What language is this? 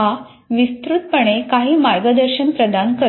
Marathi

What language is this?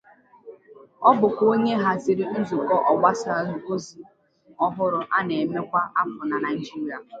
Igbo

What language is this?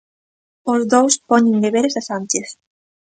Galician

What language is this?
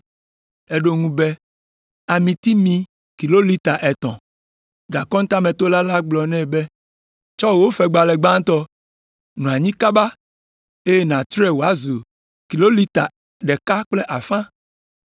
Ewe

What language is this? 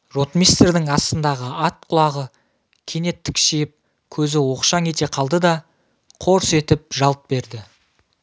Kazakh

